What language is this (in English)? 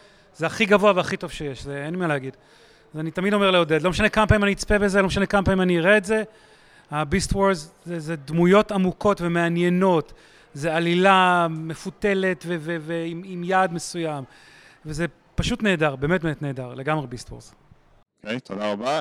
Hebrew